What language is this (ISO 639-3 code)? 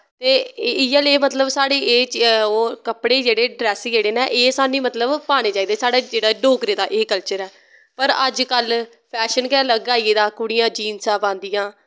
doi